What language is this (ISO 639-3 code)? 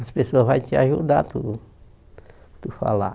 por